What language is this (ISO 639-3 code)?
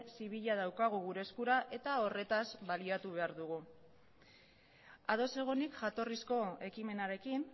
eus